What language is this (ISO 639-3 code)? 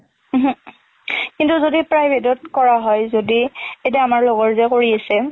asm